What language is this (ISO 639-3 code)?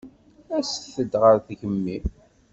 kab